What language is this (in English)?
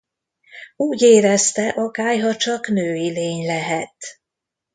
Hungarian